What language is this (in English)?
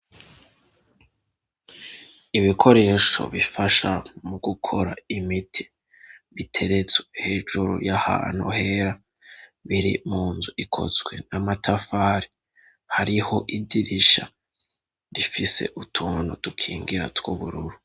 Rundi